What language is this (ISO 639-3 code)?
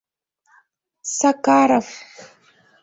chm